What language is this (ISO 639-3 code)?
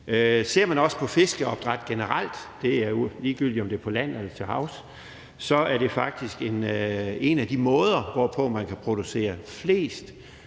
dan